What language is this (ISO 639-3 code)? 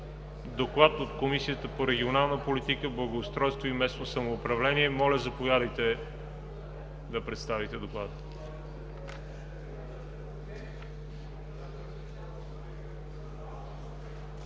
bul